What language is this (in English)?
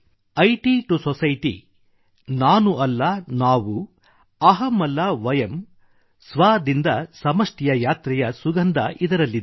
Kannada